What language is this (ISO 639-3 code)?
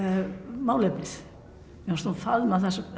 isl